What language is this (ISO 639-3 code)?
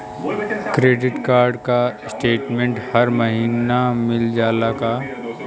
bho